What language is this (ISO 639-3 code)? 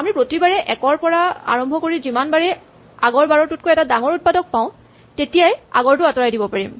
asm